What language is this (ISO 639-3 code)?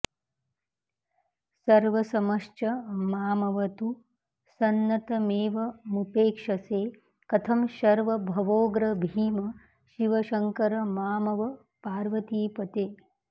san